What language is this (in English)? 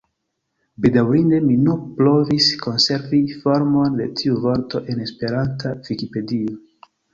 Esperanto